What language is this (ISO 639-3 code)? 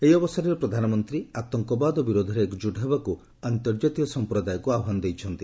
ori